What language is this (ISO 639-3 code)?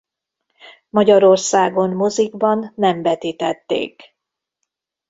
hun